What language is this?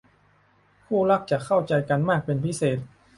Thai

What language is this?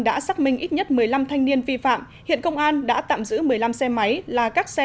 Vietnamese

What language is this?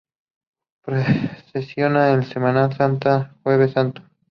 Spanish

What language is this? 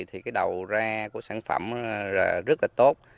Vietnamese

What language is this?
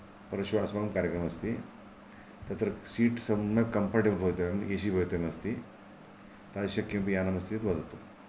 Sanskrit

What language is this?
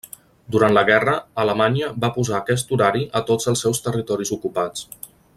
Catalan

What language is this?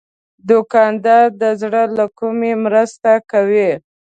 Pashto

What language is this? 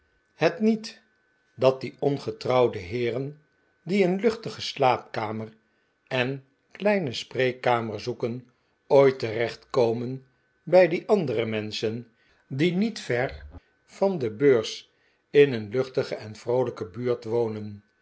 Dutch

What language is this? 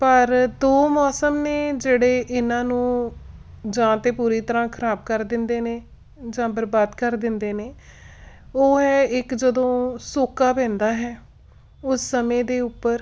Punjabi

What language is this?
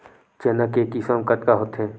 Chhattisgarhi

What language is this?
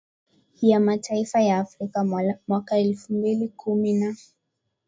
Swahili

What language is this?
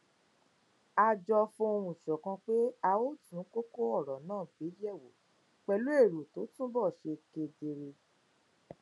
Yoruba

